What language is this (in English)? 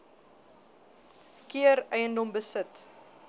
Afrikaans